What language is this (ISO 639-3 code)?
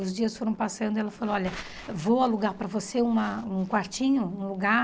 por